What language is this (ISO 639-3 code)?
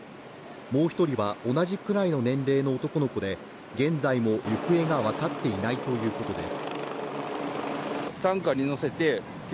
jpn